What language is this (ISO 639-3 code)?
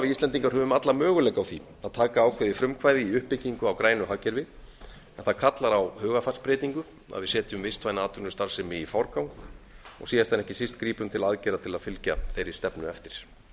isl